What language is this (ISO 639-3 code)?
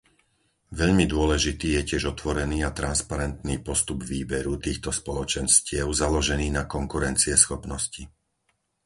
slk